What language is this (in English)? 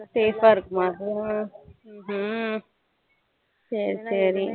Tamil